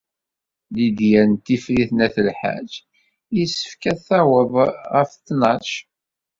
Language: Kabyle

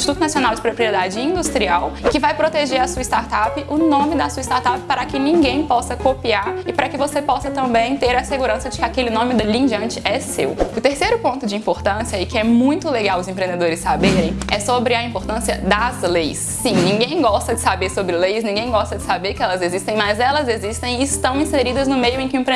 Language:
Portuguese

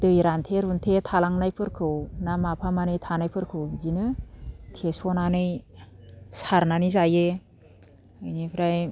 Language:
Bodo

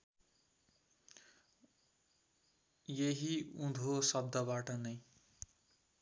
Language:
Nepali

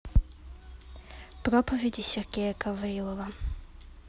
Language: Russian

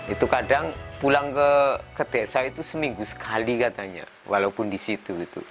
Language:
Indonesian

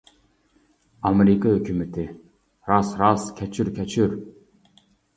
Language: Uyghur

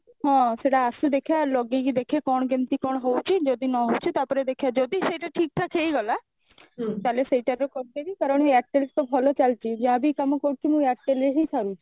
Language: Odia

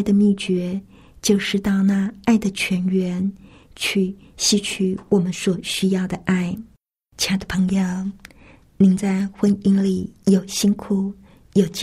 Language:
Chinese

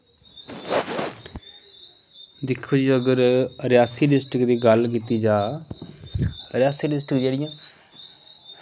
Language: Dogri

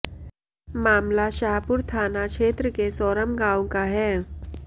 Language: Hindi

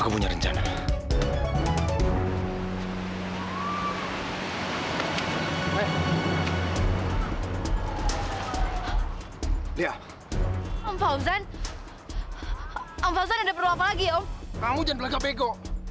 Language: Indonesian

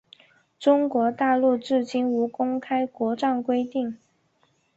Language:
Chinese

